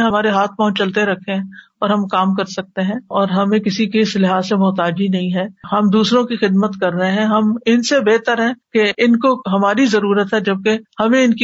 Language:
Urdu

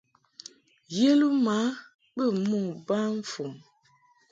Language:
Mungaka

